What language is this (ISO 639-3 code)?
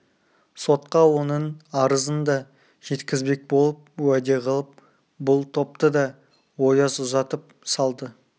kaz